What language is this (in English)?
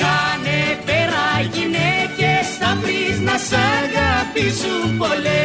Greek